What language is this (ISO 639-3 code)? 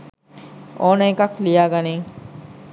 sin